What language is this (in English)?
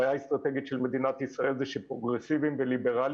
Hebrew